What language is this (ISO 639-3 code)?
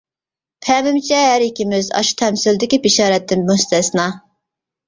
uig